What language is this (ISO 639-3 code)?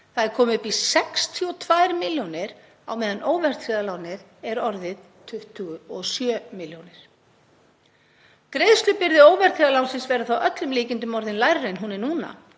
isl